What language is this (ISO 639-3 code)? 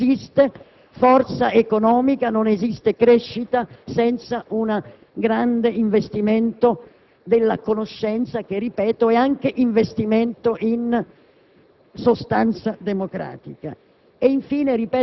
ita